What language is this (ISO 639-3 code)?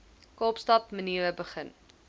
afr